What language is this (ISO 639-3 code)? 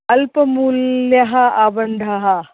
san